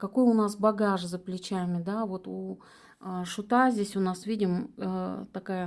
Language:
Russian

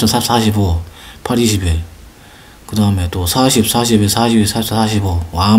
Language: Korean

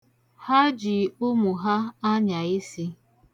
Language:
Igbo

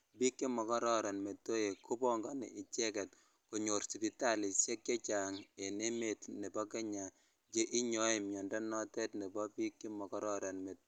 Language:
Kalenjin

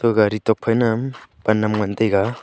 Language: Wancho Naga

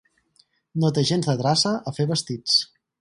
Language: Catalan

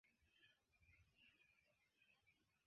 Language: Esperanto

